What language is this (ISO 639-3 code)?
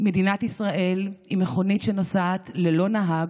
heb